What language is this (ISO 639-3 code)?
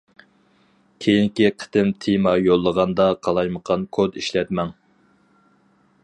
uig